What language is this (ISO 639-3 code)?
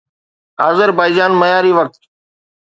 snd